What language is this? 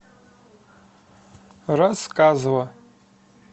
Russian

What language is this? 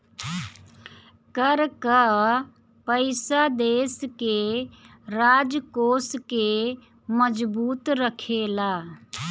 Bhojpuri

